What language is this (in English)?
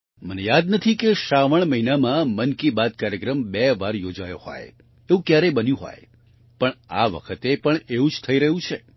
Gujarati